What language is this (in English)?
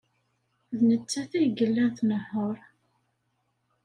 Kabyle